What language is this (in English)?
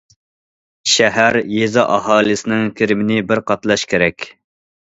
Uyghur